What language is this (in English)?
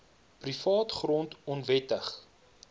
Afrikaans